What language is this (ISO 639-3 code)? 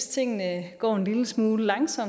dan